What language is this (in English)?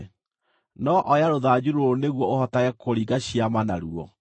Kikuyu